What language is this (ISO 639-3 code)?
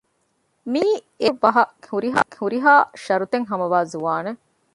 div